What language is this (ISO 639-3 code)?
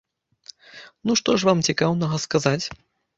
bel